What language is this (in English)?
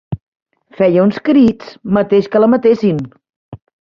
Catalan